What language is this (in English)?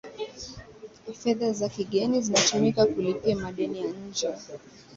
Swahili